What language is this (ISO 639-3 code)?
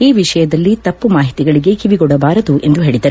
kan